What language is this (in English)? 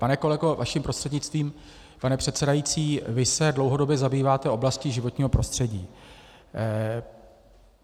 Czech